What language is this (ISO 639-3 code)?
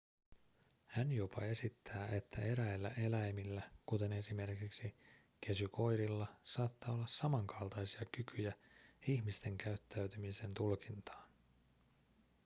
fin